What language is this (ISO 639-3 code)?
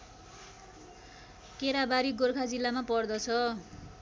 nep